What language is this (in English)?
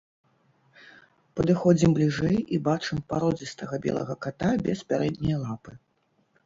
Belarusian